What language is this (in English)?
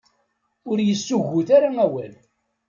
Kabyle